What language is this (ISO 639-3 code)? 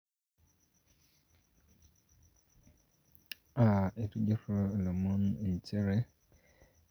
mas